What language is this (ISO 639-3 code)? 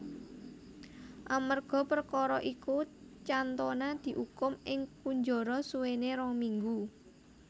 jav